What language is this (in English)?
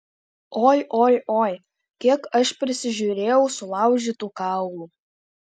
Lithuanian